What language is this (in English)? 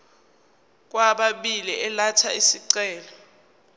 Zulu